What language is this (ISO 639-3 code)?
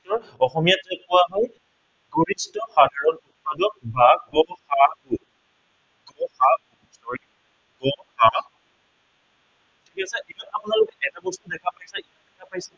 asm